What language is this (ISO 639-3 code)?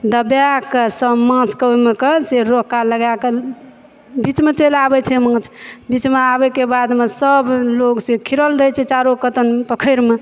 mai